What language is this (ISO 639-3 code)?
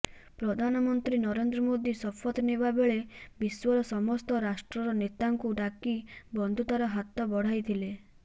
ori